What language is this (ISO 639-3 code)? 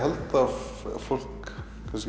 isl